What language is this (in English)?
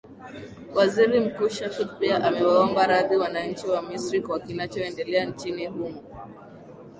Swahili